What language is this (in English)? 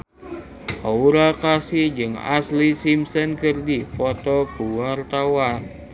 Sundanese